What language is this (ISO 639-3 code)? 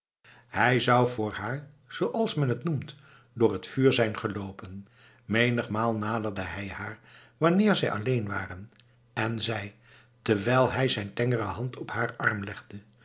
nld